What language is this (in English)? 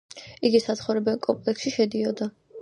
Georgian